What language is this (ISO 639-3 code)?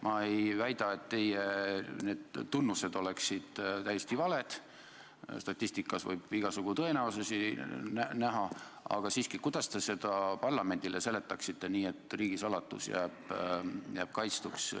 est